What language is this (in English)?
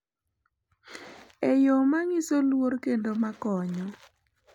Luo (Kenya and Tanzania)